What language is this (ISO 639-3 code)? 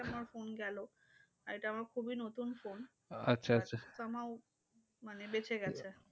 ben